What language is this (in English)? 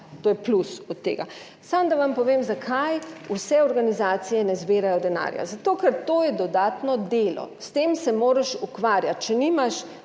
Slovenian